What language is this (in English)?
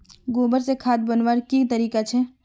Magahi